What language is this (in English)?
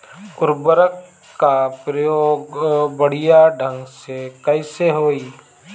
Bhojpuri